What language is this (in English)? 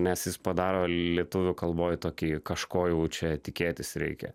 Lithuanian